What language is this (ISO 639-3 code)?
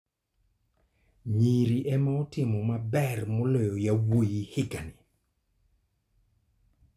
luo